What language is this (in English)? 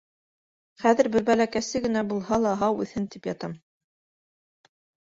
Bashkir